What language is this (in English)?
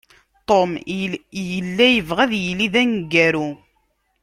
Kabyle